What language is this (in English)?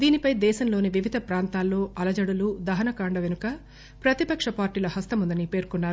Telugu